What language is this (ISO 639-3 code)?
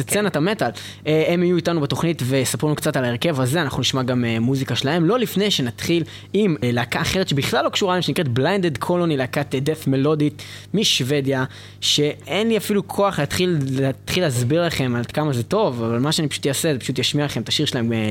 heb